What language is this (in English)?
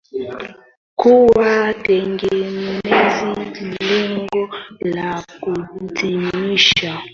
Swahili